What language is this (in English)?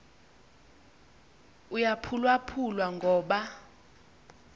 Xhosa